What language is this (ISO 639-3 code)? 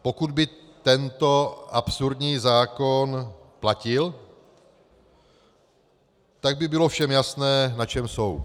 ces